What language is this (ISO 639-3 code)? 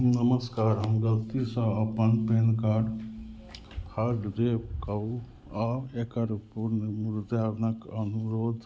mai